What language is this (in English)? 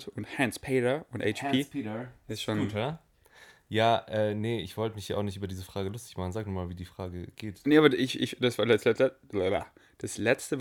German